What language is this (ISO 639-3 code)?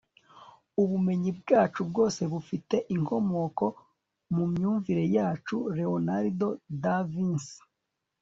kin